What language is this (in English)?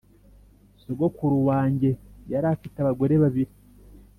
Kinyarwanda